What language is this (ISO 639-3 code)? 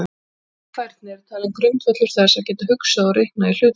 isl